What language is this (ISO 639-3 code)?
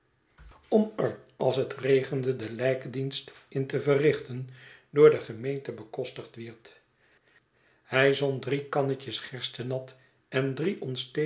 nld